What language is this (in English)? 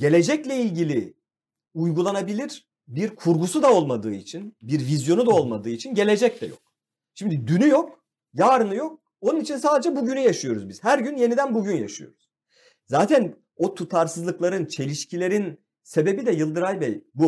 Turkish